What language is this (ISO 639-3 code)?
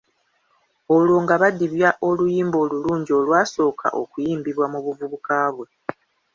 lug